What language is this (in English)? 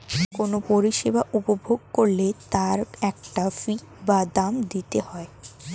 Bangla